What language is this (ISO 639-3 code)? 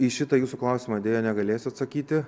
lit